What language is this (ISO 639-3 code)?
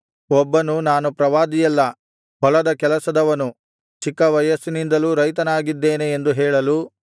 kan